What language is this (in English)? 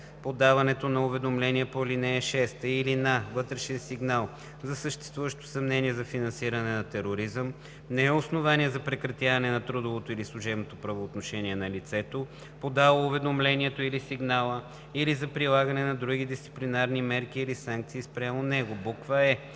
Bulgarian